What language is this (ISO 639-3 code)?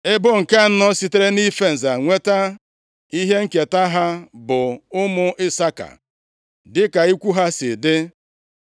ibo